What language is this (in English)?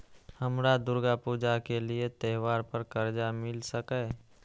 Maithili